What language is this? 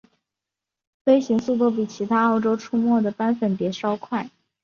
Chinese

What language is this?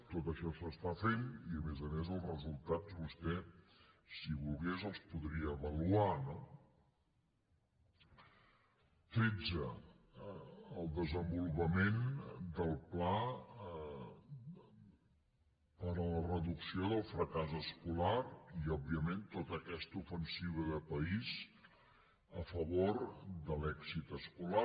Catalan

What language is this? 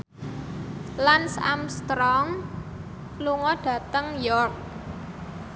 Javanese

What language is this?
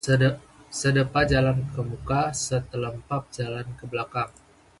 Indonesian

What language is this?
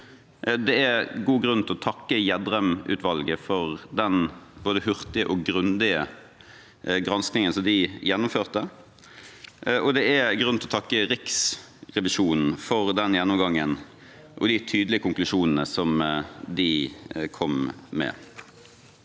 Norwegian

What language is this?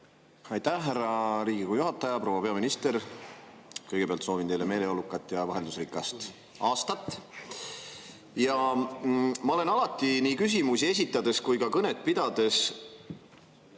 Estonian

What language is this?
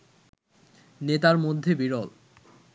Bangla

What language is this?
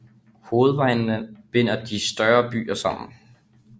Danish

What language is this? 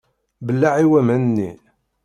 Kabyle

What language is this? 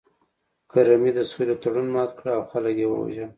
Pashto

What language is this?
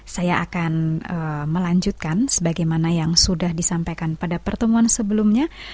Indonesian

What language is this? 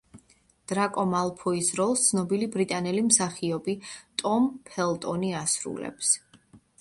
Georgian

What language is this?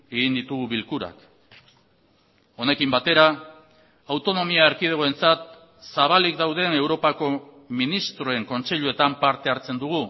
Basque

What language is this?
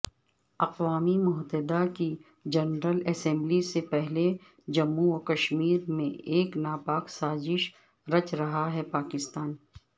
Urdu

